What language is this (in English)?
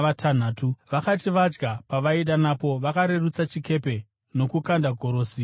Shona